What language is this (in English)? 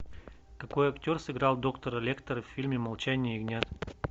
Russian